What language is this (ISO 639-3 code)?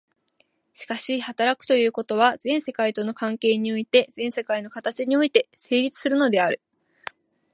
jpn